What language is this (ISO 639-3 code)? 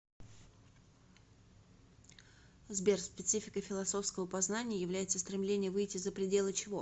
rus